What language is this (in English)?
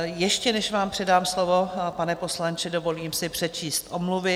Czech